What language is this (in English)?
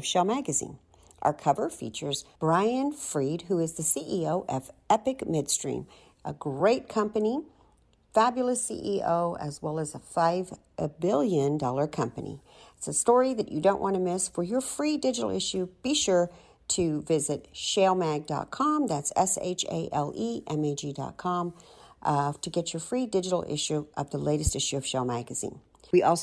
English